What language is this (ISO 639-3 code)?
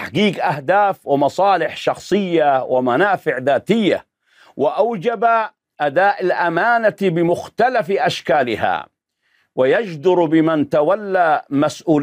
ara